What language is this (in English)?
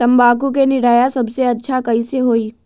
Magahi